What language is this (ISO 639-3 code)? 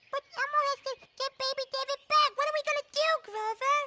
eng